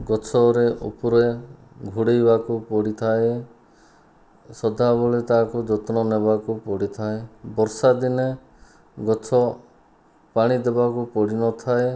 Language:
Odia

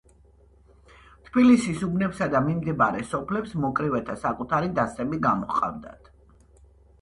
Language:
Georgian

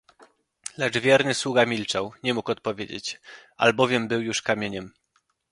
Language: Polish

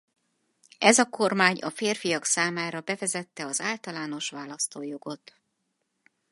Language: Hungarian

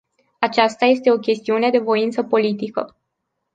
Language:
Romanian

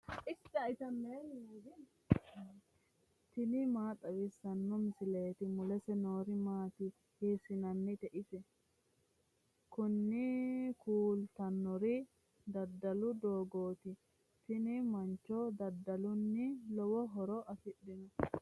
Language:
Sidamo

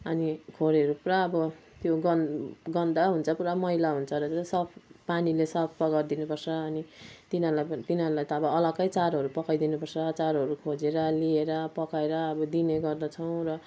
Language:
Nepali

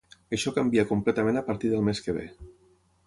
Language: Catalan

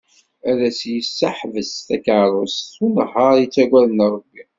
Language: Kabyle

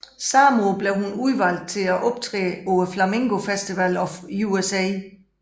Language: Danish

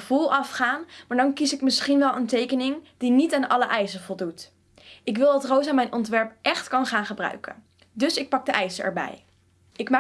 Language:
Dutch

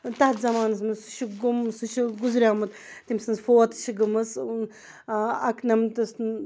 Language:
Kashmiri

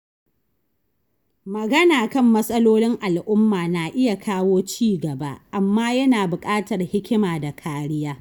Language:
Hausa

